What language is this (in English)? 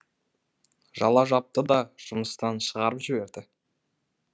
Kazakh